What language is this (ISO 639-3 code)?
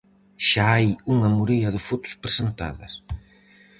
glg